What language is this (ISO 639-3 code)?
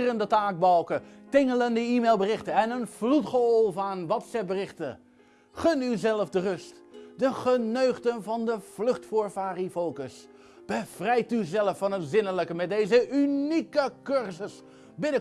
nld